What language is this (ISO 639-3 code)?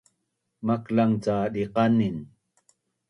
bnn